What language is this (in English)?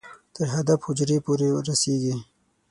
Pashto